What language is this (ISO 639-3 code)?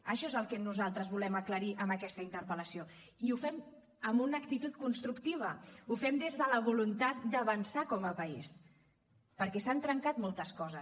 cat